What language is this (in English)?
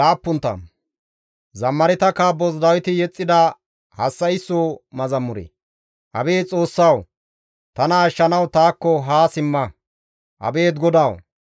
Gamo